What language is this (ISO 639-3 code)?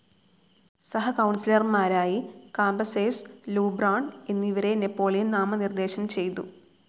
mal